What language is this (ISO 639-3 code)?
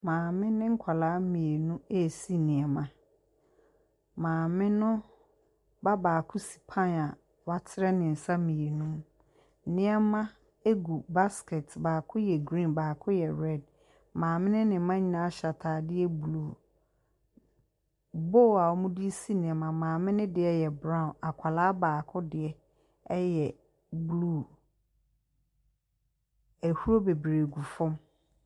aka